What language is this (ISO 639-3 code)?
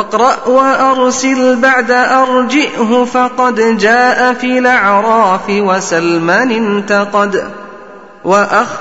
ara